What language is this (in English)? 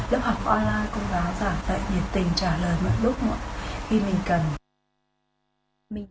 Vietnamese